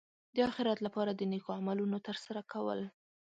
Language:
Pashto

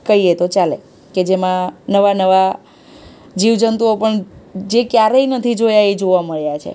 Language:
Gujarati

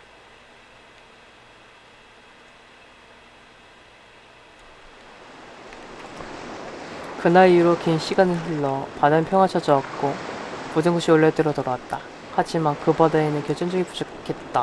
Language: Korean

